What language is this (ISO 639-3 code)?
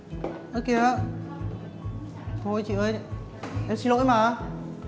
vie